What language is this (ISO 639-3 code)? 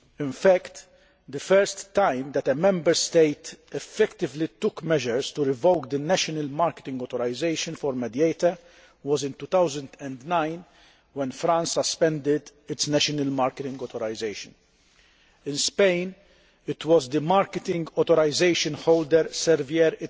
eng